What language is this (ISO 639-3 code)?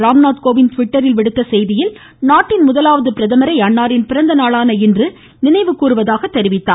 tam